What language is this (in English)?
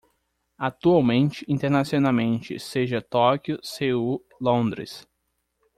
Portuguese